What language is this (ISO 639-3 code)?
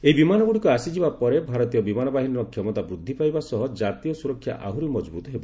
ori